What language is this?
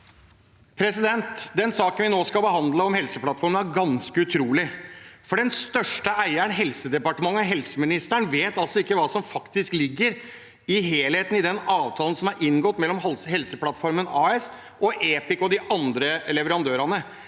Norwegian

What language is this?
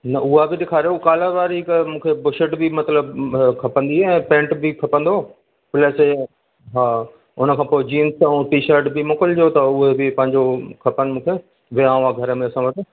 Sindhi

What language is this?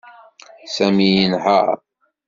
Kabyle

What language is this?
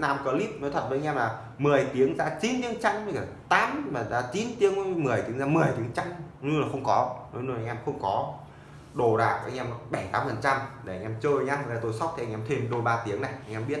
Vietnamese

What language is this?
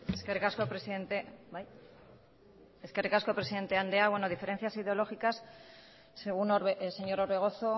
Basque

